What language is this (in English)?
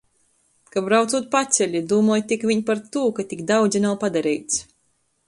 Latgalian